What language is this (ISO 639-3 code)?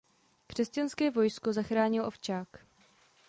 ces